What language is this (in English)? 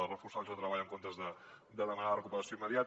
Catalan